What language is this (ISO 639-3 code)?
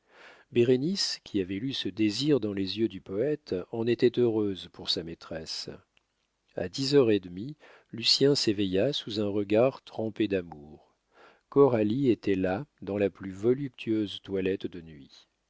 fra